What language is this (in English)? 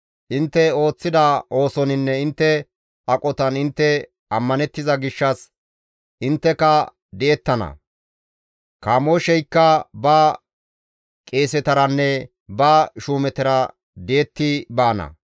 Gamo